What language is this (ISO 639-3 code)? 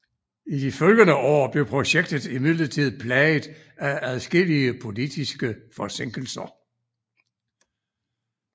dan